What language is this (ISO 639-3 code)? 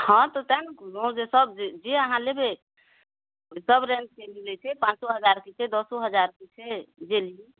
mai